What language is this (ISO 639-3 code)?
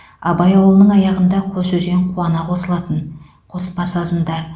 kaz